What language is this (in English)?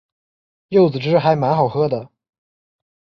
Chinese